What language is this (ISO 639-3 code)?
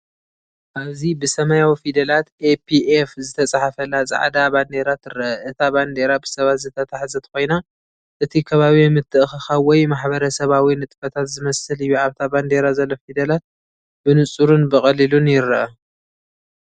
tir